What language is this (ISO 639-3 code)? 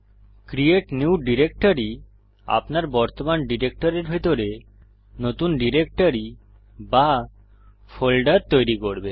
ben